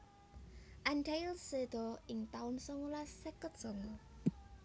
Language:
Javanese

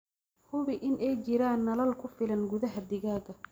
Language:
Somali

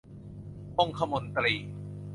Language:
Thai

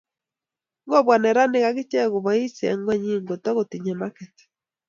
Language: Kalenjin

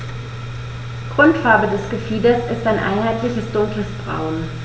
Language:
German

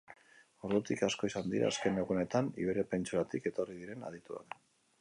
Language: Basque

